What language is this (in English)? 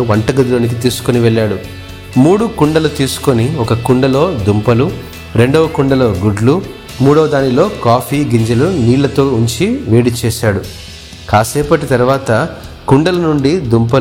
Telugu